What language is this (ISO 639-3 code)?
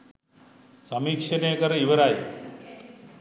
sin